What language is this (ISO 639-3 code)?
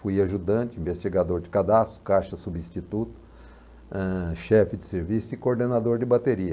por